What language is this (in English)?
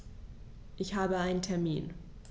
German